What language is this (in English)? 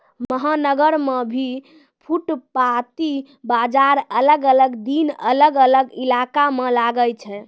Maithili